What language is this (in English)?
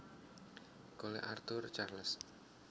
Javanese